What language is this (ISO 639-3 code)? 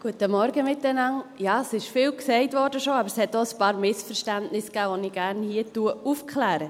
gsw